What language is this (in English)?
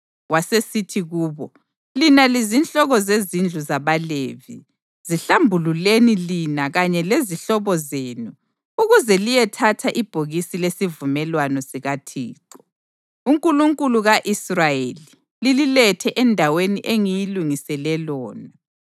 North Ndebele